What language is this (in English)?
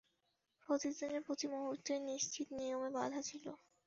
Bangla